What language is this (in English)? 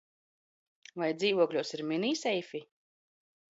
Latvian